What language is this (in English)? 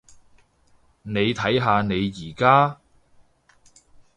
Cantonese